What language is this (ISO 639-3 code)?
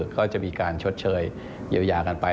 tha